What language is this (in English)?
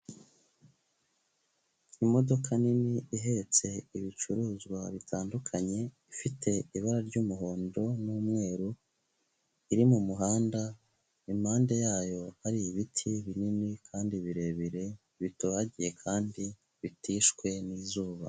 Kinyarwanda